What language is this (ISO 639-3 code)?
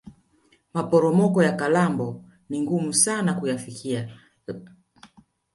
swa